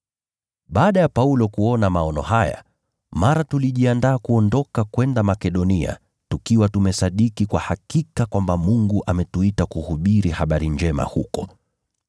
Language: Swahili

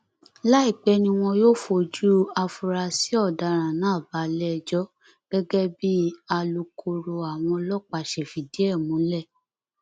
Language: Yoruba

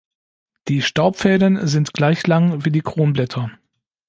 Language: German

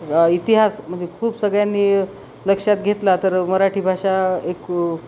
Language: Marathi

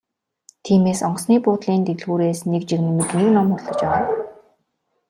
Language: Mongolian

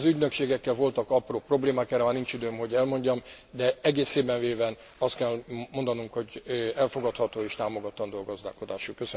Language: Hungarian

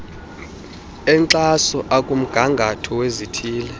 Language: Xhosa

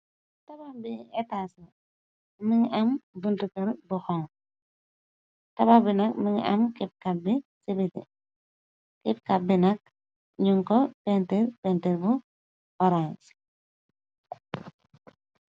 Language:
Wolof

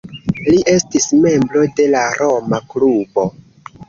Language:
Esperanto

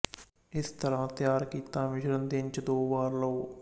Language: Punjabi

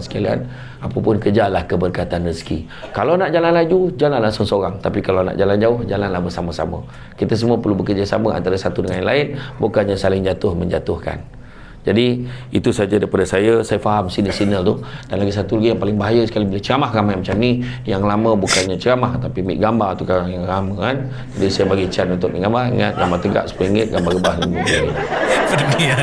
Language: Malay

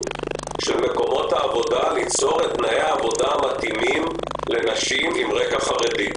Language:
Hebrew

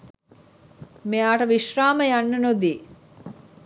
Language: Sinhala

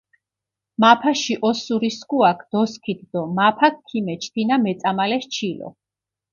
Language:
Mingrelian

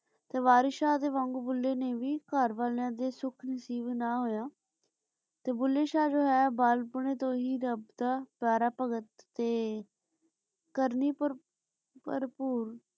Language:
Punjabi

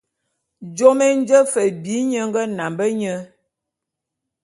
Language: Bulu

